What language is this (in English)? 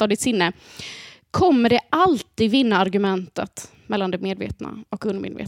Swedish